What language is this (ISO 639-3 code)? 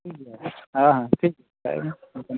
sat